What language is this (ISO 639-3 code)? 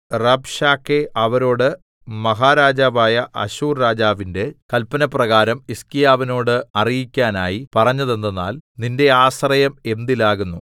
mal